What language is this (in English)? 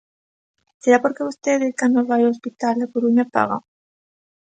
Galician